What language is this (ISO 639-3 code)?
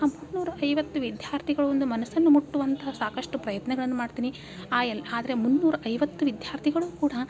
kan